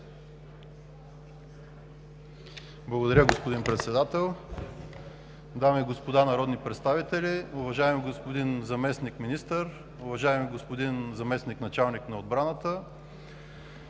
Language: Bulgarian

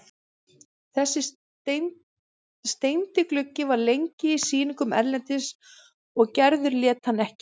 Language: Icelandic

